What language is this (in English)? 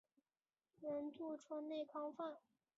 Chinese